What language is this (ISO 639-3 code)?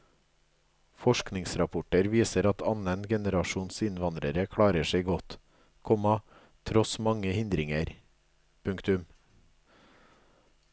nor